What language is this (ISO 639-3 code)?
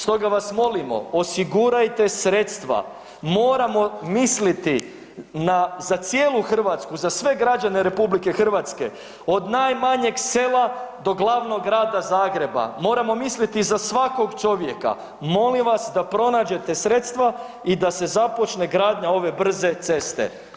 hrv